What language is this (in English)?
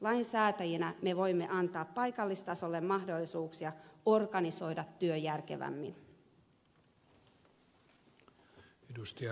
Finnish